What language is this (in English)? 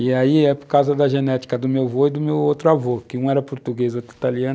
Portuguese